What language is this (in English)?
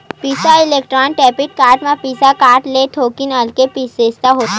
Chhattisgarhi